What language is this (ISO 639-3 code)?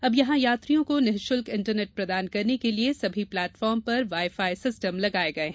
hin